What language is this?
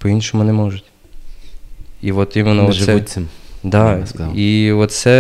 Ukrainian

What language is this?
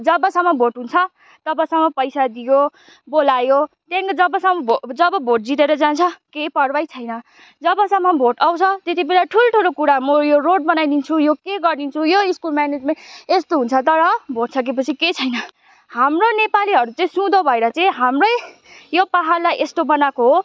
Nepali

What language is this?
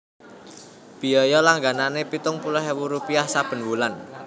Javanese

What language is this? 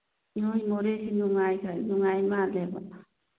Manipuri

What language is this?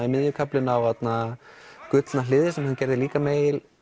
Icelandic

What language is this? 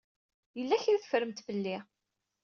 Kabyle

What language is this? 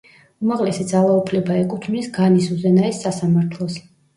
Georgian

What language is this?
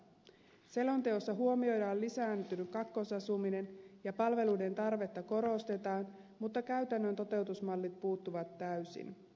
Finnish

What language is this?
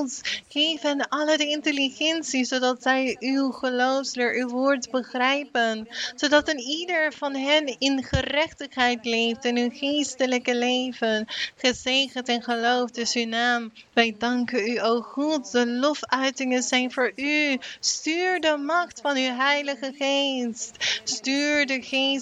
Dutch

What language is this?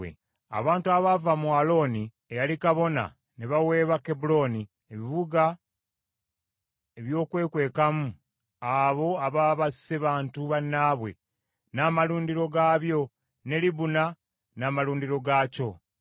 Ganda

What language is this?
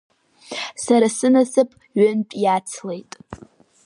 Abkhazian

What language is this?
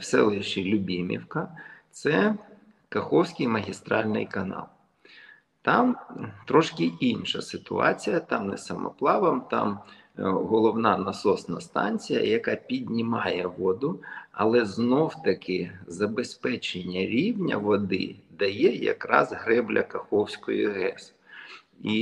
Ukrainian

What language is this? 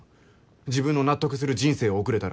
Japanese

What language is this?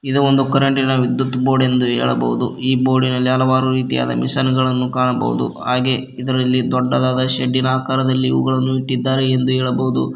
Kannada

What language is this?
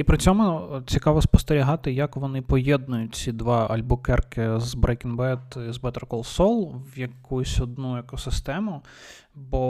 Ukrainian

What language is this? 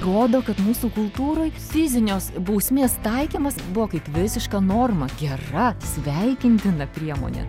Lithuanian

